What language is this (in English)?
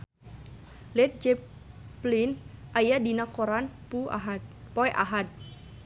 Sundanese